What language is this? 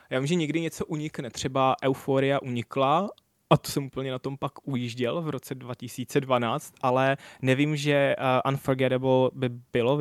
Czech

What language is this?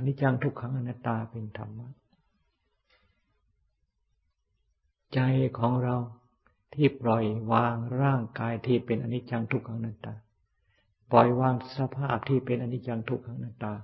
Thai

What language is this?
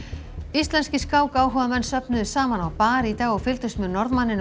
Icelandic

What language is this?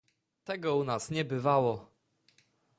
Polish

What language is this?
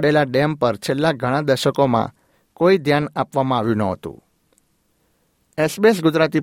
Gujarati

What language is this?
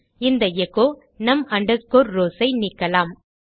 Tamil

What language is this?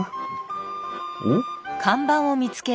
Japanese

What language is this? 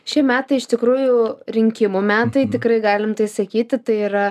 Lithuanian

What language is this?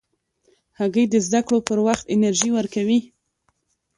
Pashto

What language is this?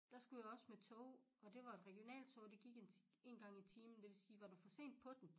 Danish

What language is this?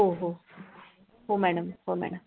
Marathi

